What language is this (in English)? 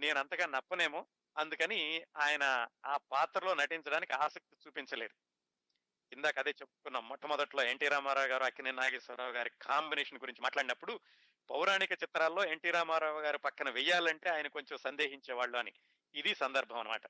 Telugu